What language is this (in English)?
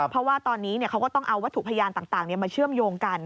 Thai